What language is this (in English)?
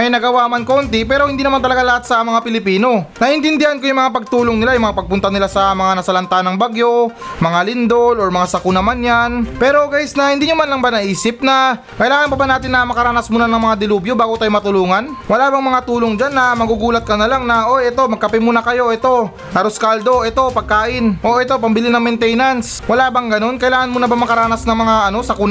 Filipino